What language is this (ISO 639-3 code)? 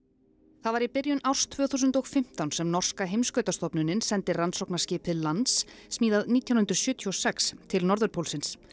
isl